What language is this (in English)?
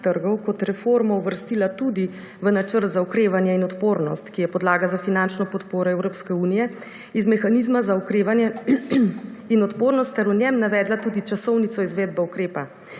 Slovenian